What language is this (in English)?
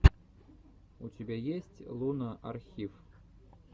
Russian